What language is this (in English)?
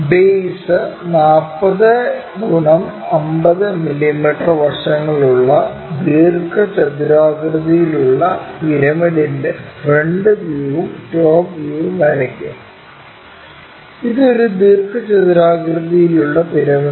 Malayalam